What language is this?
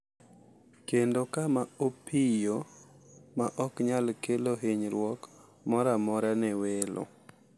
Luo (Kenya and Tanzania)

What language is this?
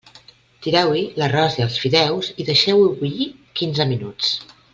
Catalan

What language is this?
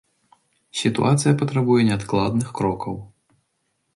Belarusian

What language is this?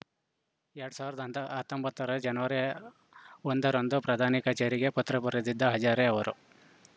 Kannada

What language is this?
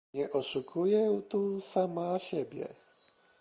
Polish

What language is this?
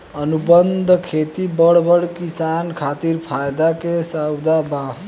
Bhojpuri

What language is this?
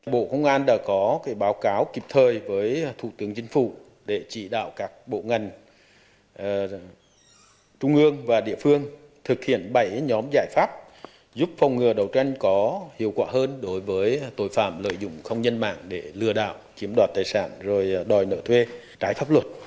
Vietnamese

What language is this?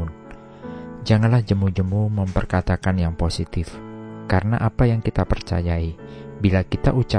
Indonesian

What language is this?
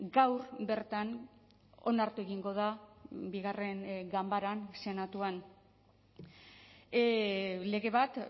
Basque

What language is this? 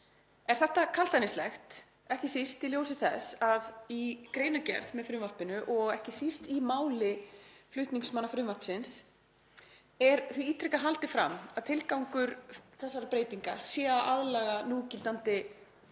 Icelandic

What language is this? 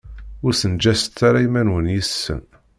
Kabyle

